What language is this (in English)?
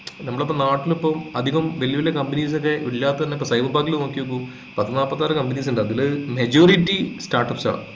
Malayalam